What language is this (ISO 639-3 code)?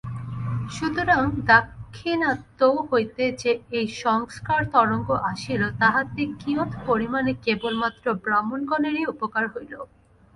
ben